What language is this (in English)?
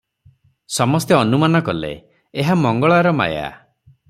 Odia